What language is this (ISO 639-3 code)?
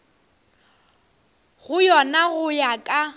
nso